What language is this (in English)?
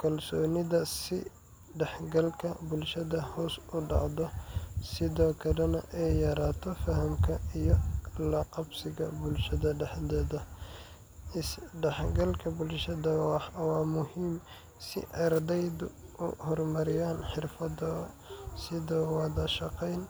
Somali